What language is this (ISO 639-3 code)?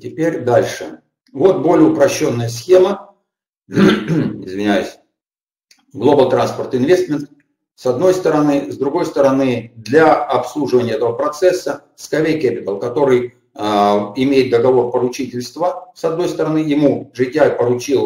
rus